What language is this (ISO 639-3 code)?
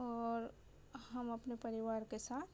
urd